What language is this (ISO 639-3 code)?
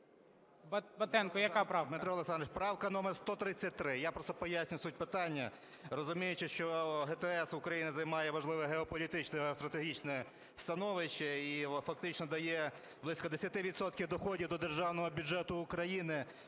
ukr